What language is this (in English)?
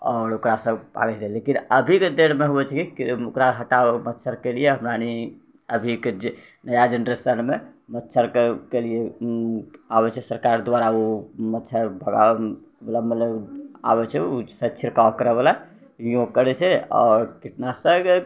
Maithili